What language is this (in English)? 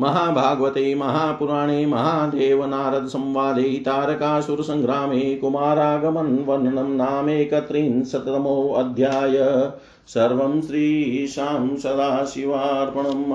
Hindi